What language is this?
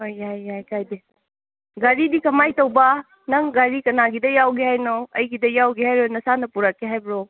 Manipuri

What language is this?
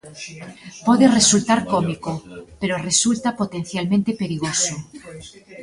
Galician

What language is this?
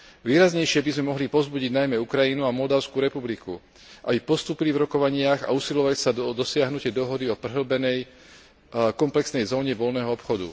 Slovak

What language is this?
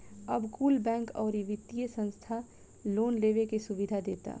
Bhojpuri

